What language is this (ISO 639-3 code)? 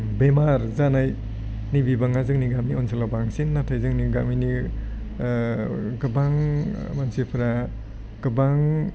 brx